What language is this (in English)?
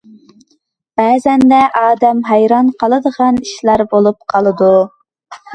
Uyghur